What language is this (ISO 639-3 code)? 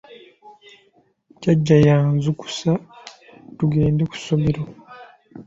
lug